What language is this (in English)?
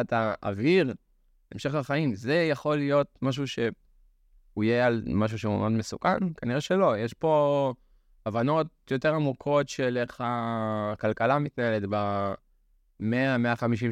Hebrew